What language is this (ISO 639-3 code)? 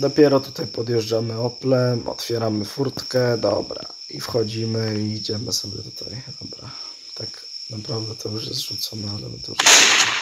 pol